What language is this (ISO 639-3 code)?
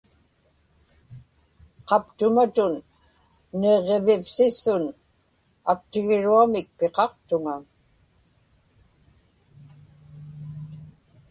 ipk